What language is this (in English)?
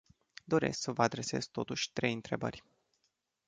Romanian